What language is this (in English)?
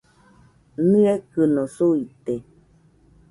Nüpode Huitoto